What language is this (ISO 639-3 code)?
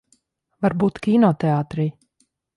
lav